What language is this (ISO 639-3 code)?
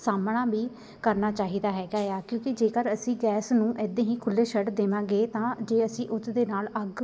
pan